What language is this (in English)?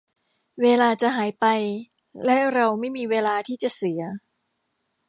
Thai